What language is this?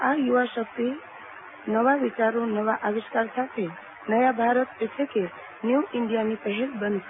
Gujarati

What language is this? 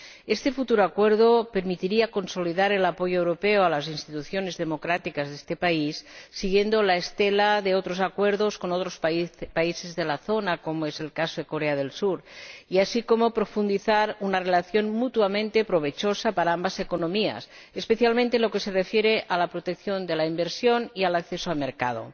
Spanish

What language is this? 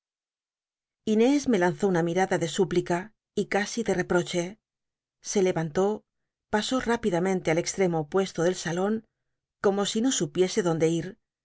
Spanish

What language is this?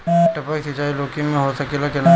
Bhojpuri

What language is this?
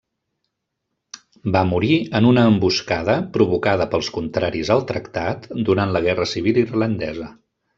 Catalan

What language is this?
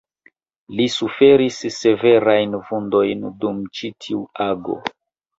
Esperanto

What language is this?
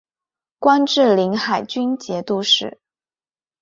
Chinese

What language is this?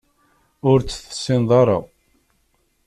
Kabyle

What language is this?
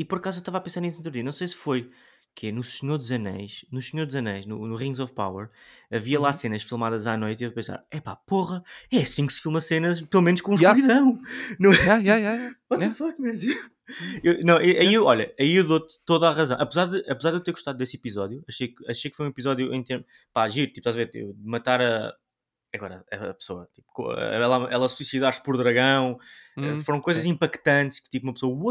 Portuguese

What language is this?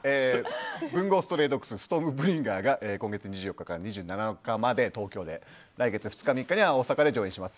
Japanese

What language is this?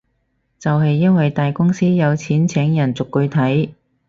Cantonese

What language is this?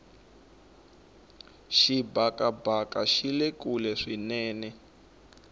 Tsonga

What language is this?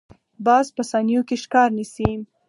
Pashto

